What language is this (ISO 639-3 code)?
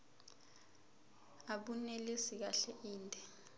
zul